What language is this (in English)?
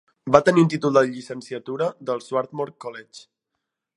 Catalan